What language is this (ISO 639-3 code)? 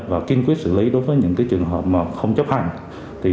vie